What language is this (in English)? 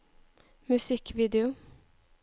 Norwegian